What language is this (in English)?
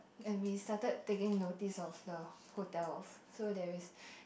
English